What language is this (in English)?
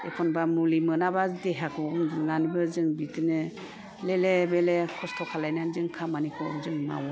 Bodo